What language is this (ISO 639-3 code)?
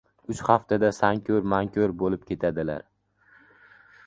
uzb